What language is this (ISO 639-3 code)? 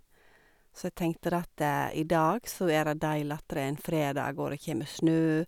nor